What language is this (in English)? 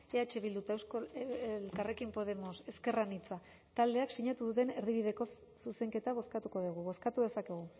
Basque